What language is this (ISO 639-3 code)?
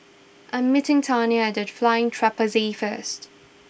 eng